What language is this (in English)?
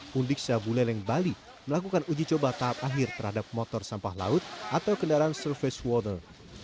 Indonesian